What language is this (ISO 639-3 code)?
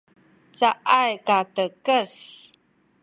szy